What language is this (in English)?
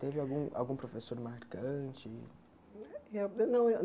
Portuguese